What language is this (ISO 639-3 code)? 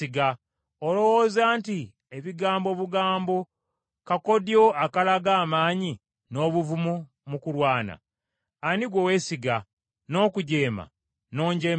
lug